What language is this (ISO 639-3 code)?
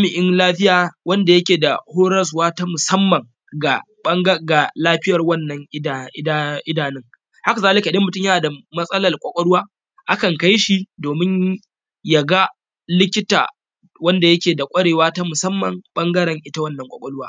hau